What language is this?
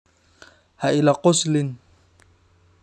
Somali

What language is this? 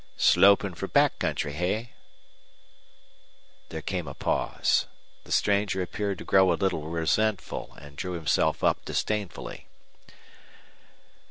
English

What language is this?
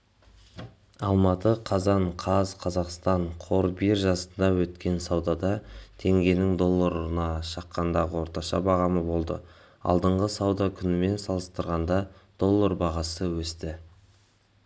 Kazakh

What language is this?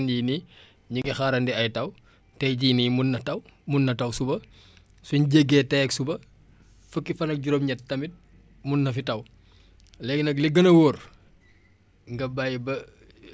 Wolof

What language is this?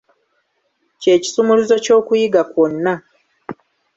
Ganda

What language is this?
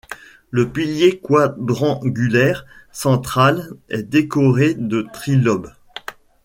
French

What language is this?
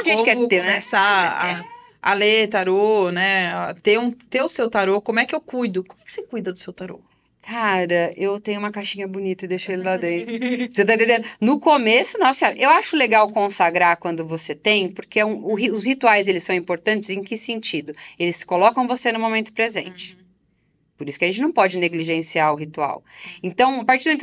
Portuguese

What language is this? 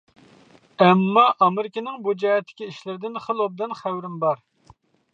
Uyghur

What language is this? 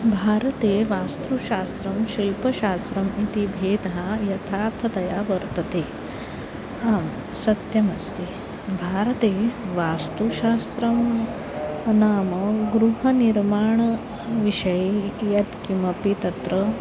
Sanskrit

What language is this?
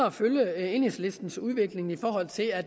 Danish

